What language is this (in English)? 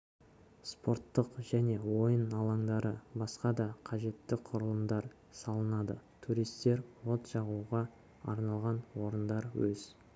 Kazakh